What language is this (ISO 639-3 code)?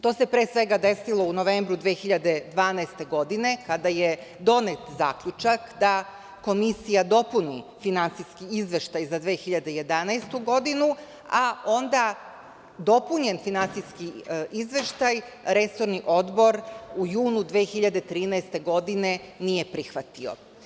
srp